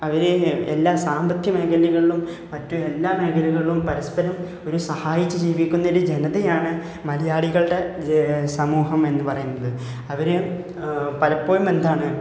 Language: Malayalam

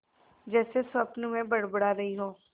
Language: Hindi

